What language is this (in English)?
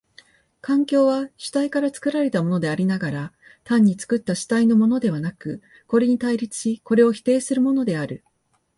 Japanese